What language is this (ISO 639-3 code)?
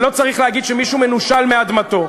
heb